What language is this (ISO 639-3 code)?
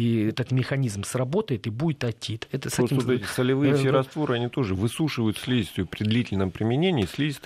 rus